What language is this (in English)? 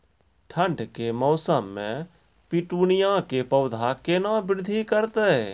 Maithili